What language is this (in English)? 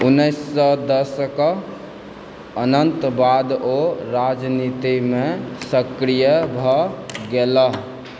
Maithili